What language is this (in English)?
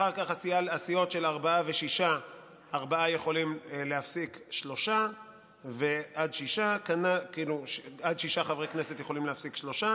Hebrew